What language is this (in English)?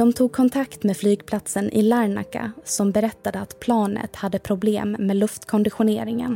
Swedish